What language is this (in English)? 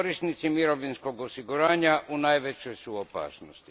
Croatian